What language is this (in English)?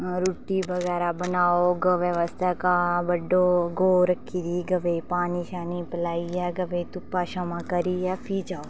Dogri